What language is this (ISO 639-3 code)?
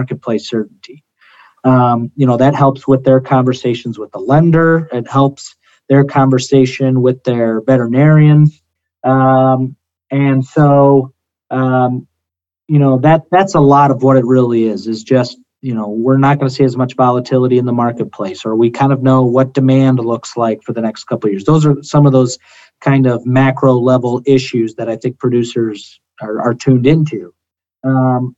eng